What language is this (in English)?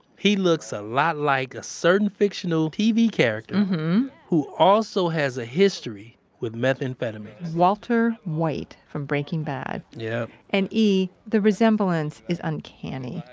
English